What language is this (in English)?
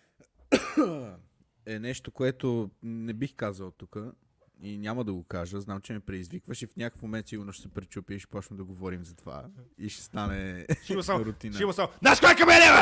Bulgarian